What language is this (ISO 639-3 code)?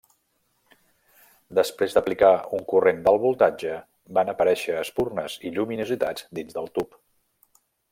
cat